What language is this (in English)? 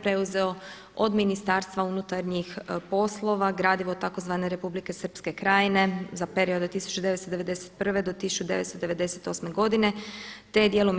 Croatian